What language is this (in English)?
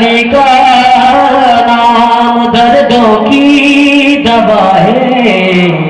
Urdu